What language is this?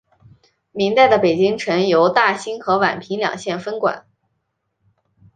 Chinese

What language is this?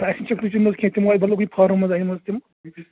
Kashmiri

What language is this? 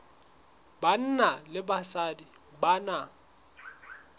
Southern Sotho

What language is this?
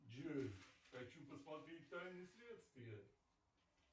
Russian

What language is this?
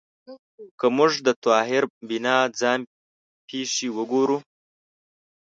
Pashto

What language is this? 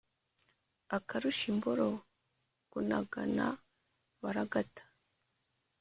Kinyarwanda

